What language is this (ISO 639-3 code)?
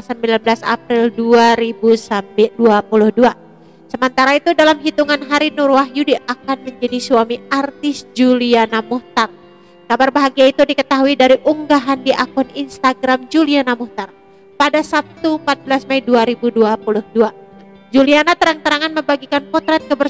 ind